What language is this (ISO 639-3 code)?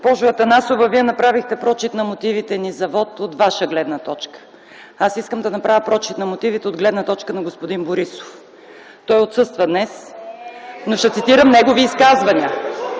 bul